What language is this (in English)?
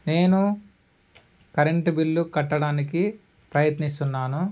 Telugu